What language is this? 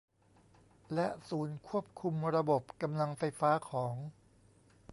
Thai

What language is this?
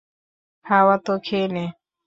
Bangla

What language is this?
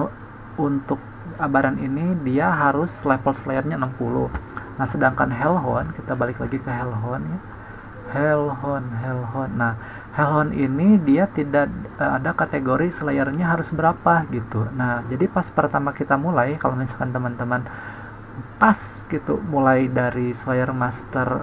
Indonesian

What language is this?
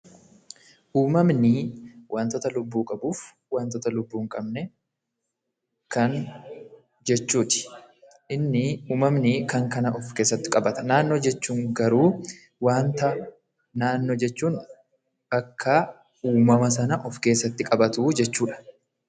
Oromo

